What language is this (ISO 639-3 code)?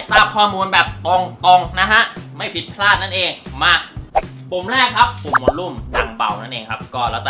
tha